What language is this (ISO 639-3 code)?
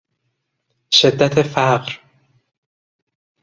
fas